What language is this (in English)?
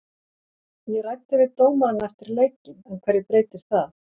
Icelandic